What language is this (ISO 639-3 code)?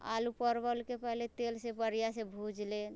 mai